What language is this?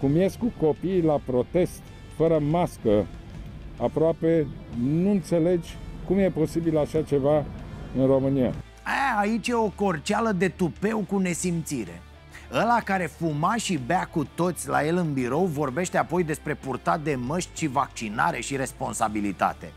Romanian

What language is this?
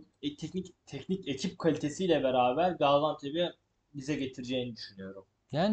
Turkish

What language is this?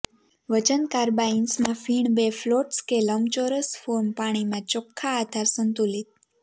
Gujarati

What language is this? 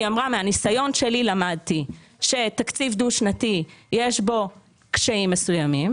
Hebrew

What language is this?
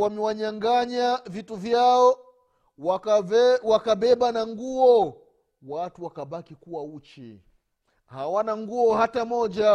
Swahili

